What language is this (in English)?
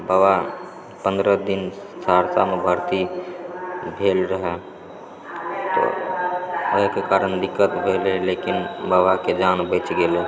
Maithili